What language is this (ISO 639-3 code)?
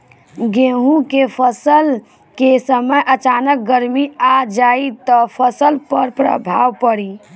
bho